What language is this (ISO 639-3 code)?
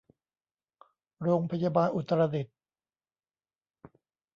tha